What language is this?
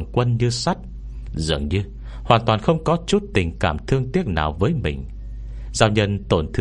Vietnamese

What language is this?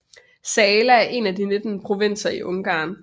Danish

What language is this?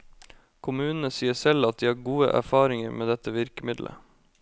Norwegian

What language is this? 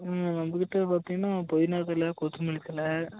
Tamil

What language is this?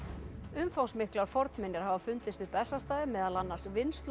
Icelandic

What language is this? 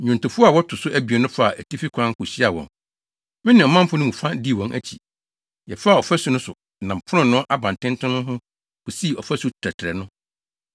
Akan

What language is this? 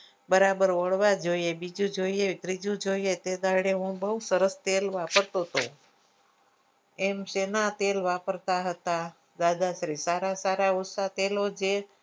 Gujarati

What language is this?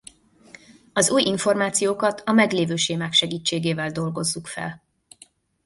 Hungarian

